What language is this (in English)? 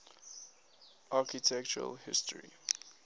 English